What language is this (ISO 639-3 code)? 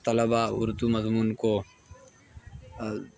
urd